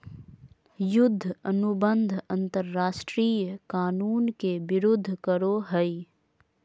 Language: Magahi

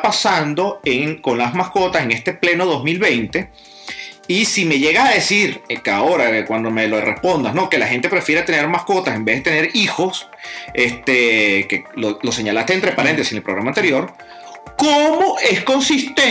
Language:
Spanish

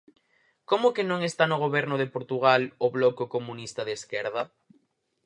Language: Galician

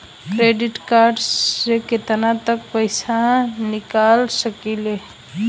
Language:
Bhojpuri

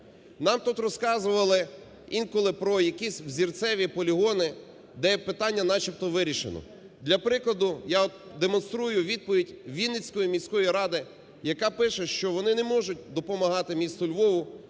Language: Ukrainian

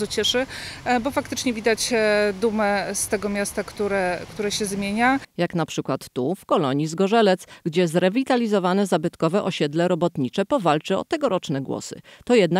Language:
Polish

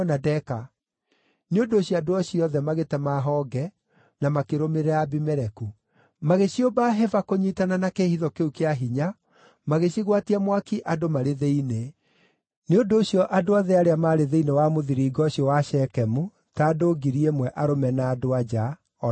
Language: Kikuyu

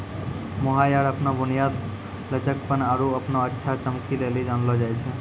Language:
Maithili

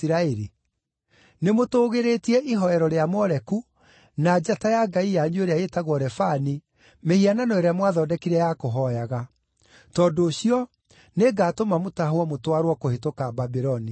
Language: Kikuyu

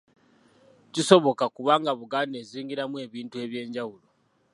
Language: Ganda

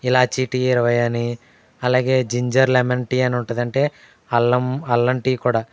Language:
Telugu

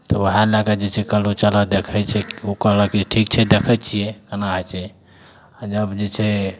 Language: Maithili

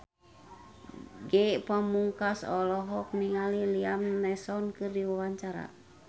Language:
Sundanese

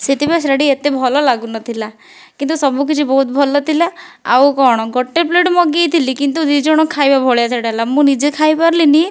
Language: Odia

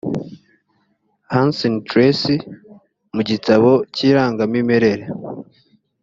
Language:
Kinyarwanda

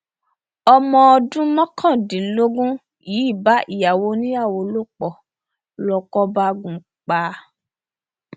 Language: Yoruba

